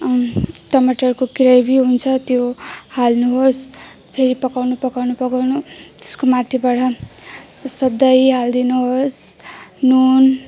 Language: Nepali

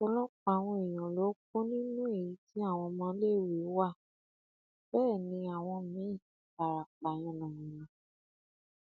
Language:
Yoruba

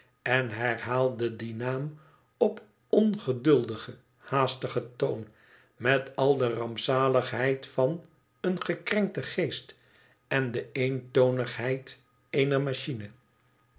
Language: Dutch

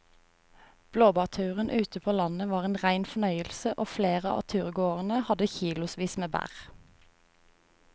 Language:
Norwegian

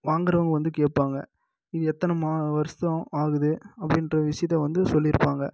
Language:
Tamil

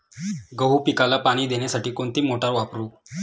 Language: Marathi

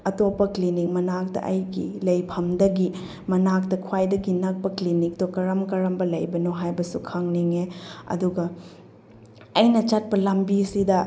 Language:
Manipuri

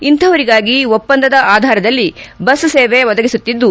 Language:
Kannada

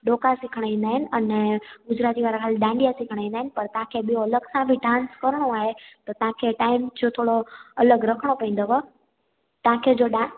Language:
Sindhi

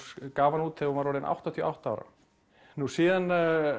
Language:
Icelandic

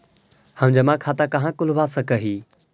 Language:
Magahi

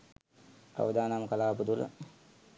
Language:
Sinhala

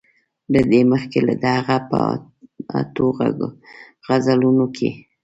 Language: Pashto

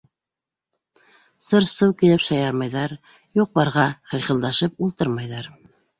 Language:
Bashkir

